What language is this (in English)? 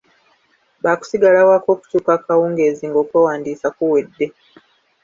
Ganda